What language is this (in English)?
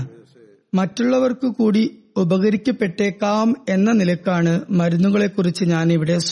Malayalam